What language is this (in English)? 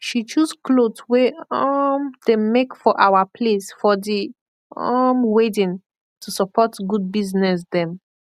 Nigerian Pidgin